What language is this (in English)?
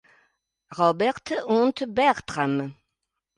Italian